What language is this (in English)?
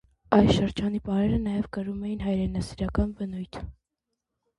Armenian